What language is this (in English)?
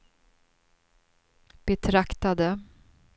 Swedish